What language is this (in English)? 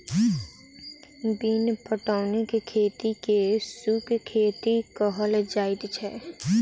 Maithili